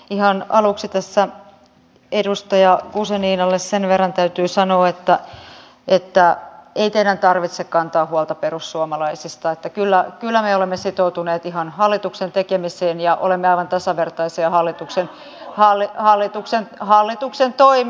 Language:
Finnish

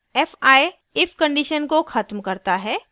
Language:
Hindi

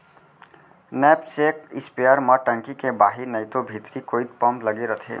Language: Chhattisgarhi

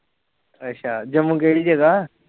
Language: Punjabi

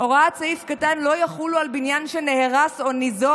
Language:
Hebrew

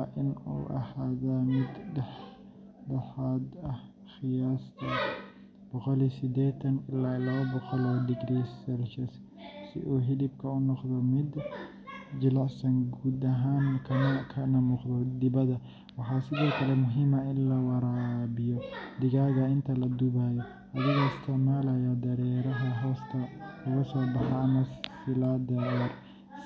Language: Somali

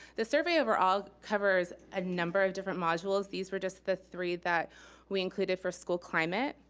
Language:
English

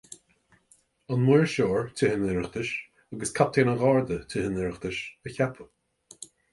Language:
Irish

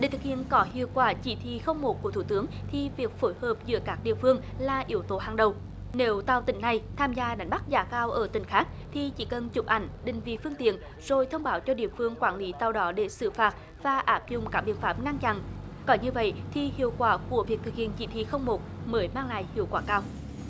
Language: Vietnamese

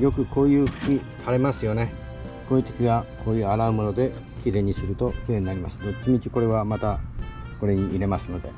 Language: Japanese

